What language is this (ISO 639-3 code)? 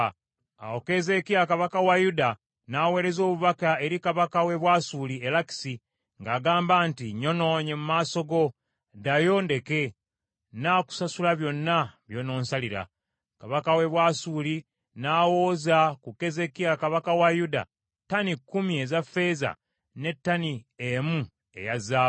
lug